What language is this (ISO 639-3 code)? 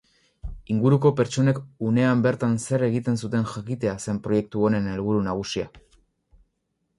eus